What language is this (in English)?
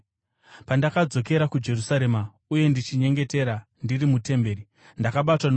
Shona